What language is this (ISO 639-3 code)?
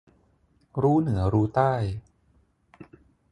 tha